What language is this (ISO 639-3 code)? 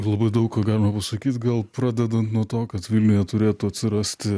lit